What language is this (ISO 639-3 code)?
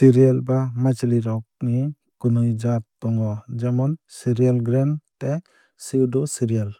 trp